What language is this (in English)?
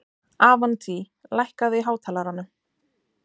Icelandic